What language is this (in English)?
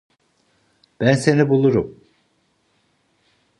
Turkish